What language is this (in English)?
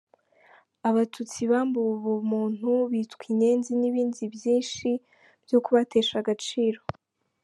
Kinyarwanda